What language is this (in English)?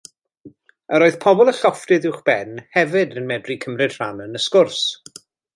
Welsh